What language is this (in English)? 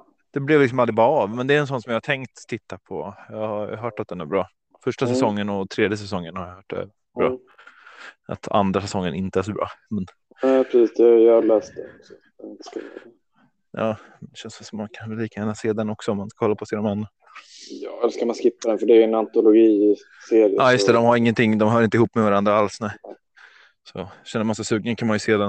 Swedish